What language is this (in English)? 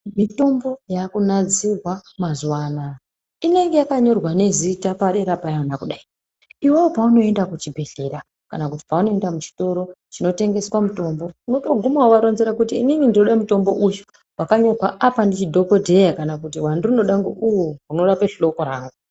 Ndau